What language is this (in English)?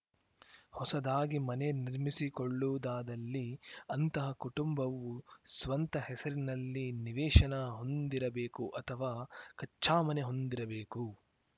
Kannada